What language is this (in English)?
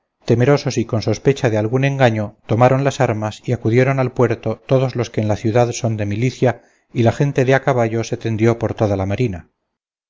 Spanish